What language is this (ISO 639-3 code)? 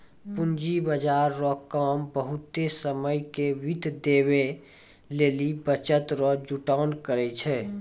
mai